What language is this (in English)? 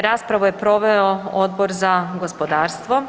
Croatian